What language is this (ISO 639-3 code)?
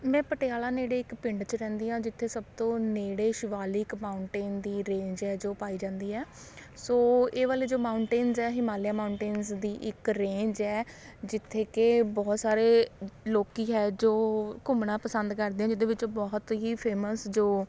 pan